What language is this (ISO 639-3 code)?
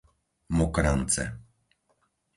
slk